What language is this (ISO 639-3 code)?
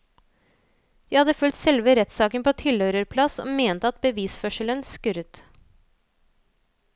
nor